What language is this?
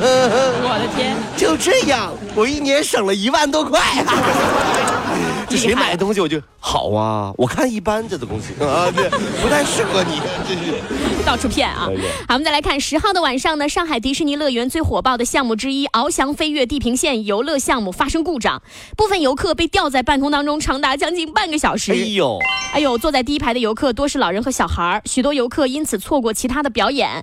Chinese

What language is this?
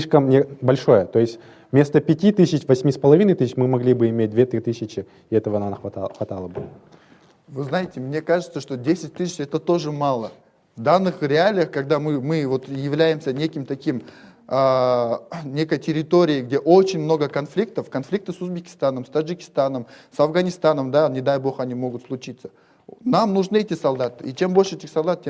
Russian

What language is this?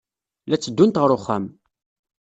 Kabyle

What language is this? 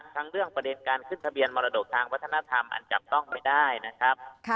Thai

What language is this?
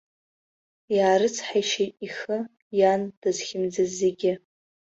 Abkhazian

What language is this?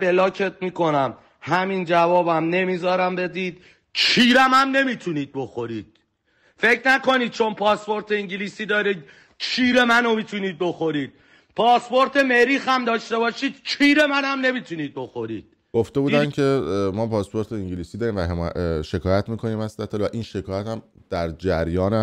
Persian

